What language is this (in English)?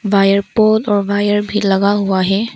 Hindi